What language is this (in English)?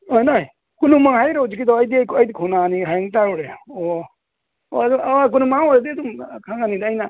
Manipuri